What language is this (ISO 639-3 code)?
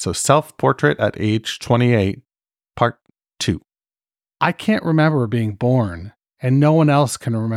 eng